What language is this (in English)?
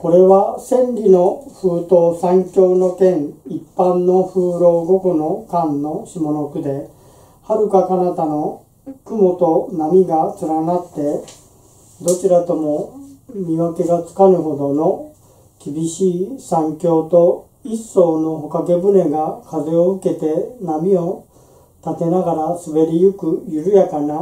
Japanese